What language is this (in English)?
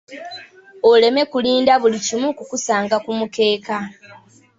Ganda